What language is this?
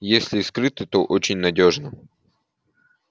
Russian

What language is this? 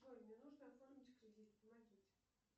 Russian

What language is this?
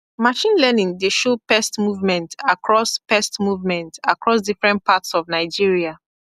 Nigerian Pidgin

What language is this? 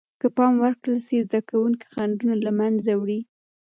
Pashto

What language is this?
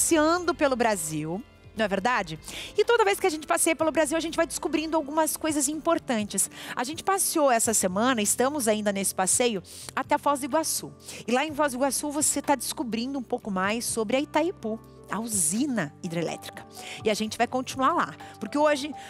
Portuguese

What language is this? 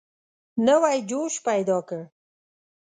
Pashto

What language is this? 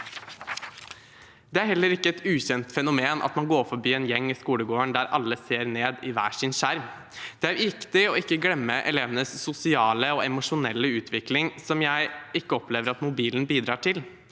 Norwegian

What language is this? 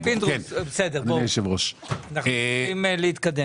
Hebrew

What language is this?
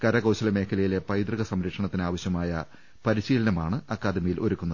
Malayalam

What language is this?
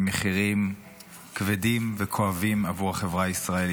Hebrew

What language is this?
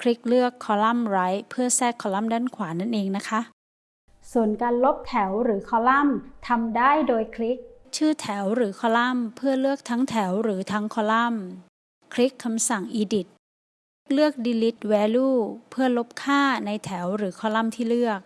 Thai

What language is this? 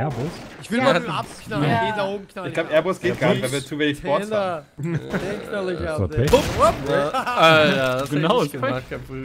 German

